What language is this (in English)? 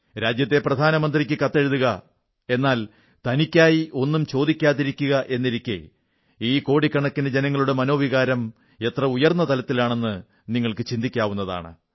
Malayalam